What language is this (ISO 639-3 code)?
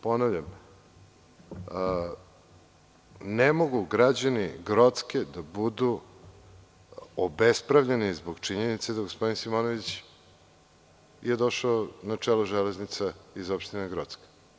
srp